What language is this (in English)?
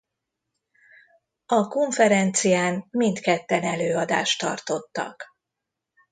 Hungarian